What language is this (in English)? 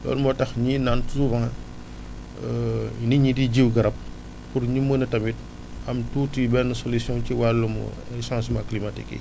Wolof